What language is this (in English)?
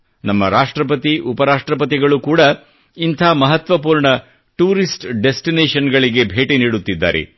Kannada